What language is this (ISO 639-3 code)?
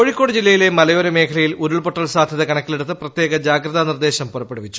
mal